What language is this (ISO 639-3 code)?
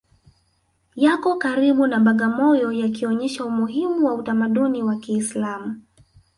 swa